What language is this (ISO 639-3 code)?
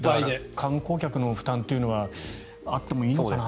jpn